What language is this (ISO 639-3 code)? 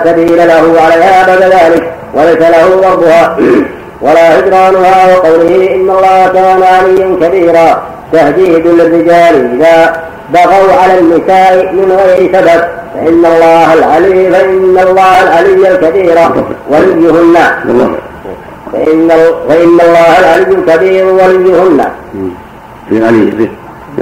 ara